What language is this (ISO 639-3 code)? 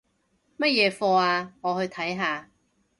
yue